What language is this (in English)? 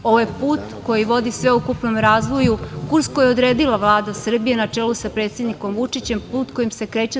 Serbian